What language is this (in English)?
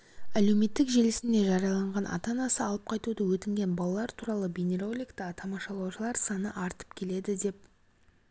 Kazakh